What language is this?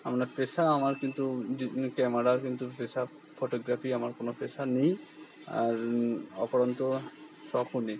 Bangla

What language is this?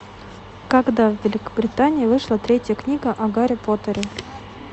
Russian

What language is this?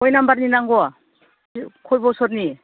Bodo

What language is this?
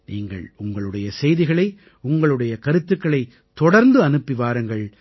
Tamil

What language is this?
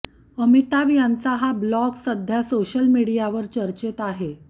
Marathi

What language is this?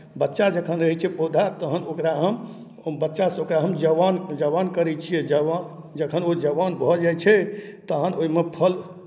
Maithili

